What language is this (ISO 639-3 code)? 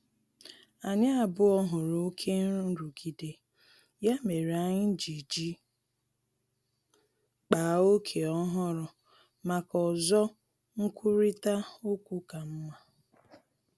ibo